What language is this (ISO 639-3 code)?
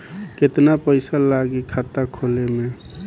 bho